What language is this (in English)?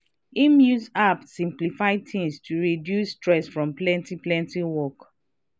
Nigerian Pidgin